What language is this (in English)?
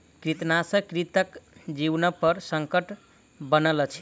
Maithili